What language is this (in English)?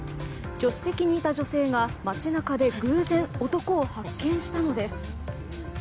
Japanese